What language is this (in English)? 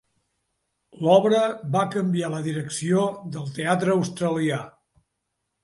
Catalan